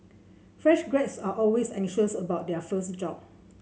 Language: English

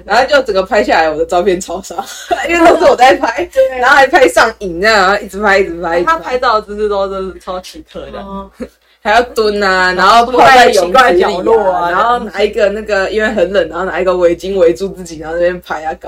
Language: Chinese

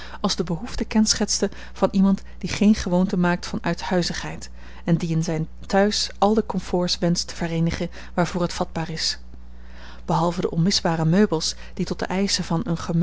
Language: Dutch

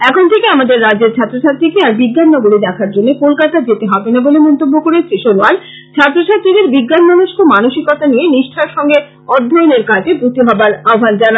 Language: Bangla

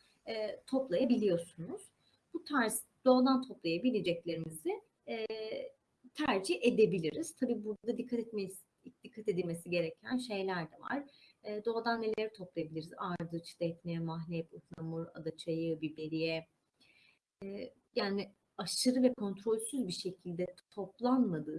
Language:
Turkish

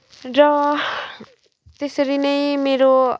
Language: Nepali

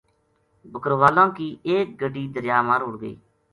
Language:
Gujari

